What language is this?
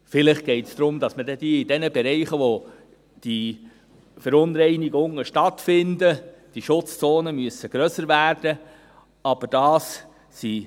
Swiss German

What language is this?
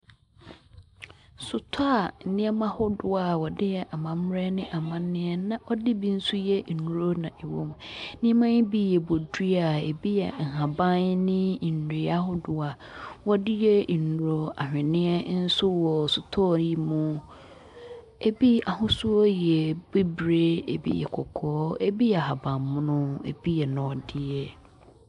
Akan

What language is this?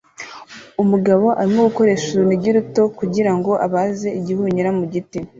Kinyarwanda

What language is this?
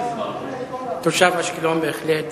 Hebrew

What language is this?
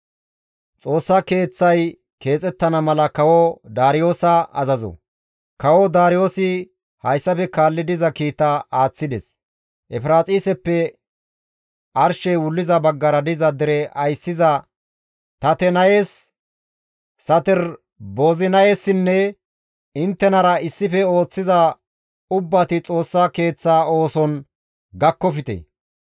Gamo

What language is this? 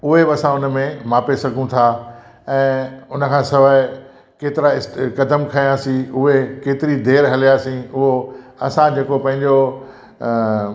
Sindhi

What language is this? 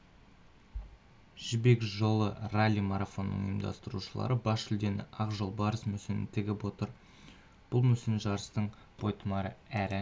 Kazakh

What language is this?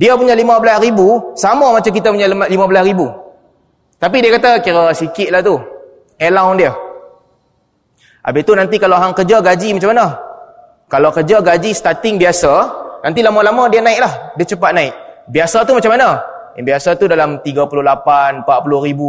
Malay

